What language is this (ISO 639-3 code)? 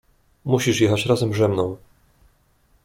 pol